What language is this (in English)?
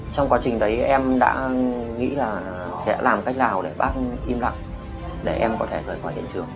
Vietnamese